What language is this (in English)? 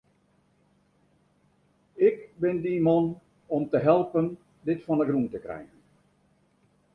Western Frisian